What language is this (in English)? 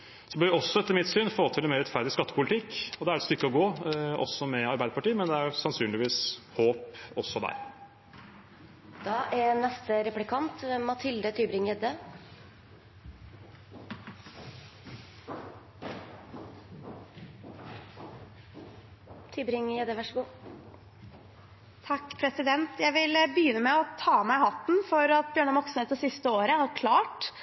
Norwegian Bokmål